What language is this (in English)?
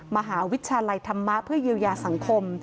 Thai